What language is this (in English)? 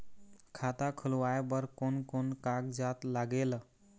Chhattisgarhi